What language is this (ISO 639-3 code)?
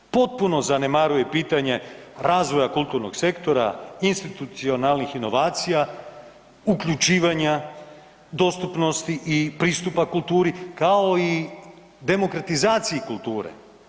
hrv